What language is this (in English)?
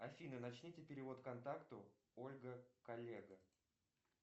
Russian